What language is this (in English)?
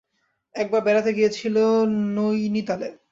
Bangla